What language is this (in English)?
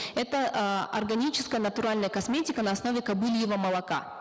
Kazakh